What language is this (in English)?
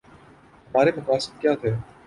Urdu